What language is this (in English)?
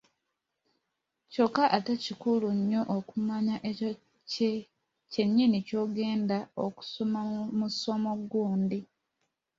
Ganda